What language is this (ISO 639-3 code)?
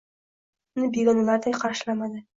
uzb